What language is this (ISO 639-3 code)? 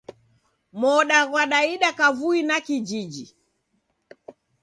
dav